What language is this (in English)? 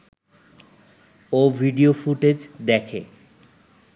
Bangla